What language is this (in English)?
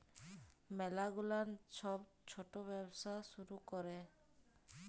Bangla